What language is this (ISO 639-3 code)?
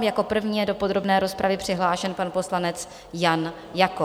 ces